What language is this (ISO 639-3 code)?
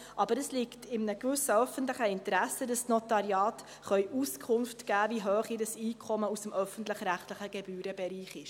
gsw